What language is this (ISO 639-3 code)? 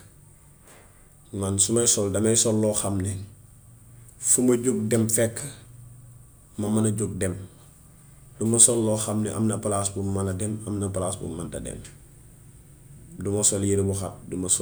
wof